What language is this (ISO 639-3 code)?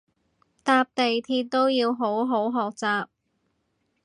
yue